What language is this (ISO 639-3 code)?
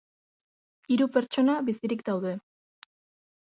eus